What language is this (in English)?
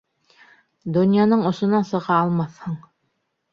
Bashkir